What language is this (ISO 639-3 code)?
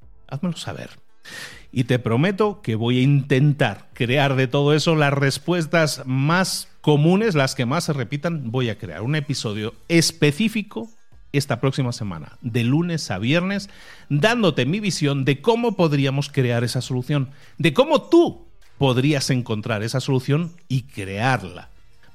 spa